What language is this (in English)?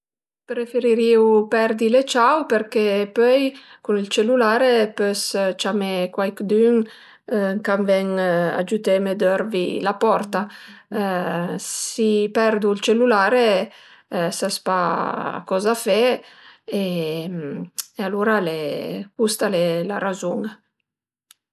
Piedmontese